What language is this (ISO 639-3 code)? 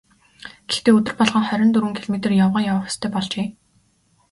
mon